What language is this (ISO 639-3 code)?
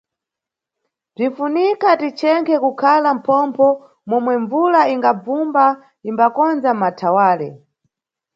nyu